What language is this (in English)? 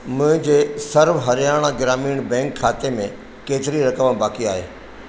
Sindhi